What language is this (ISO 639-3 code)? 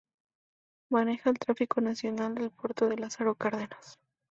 spa